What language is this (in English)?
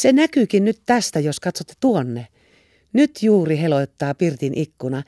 Finnish